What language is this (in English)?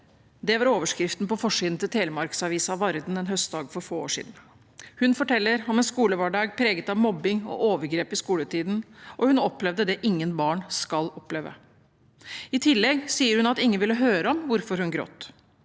Norwegian